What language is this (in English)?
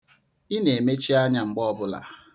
Igbo